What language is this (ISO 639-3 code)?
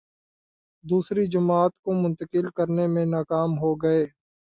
urd